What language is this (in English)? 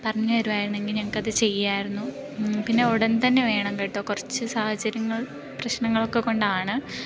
Malayalam